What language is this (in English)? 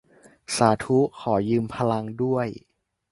Thai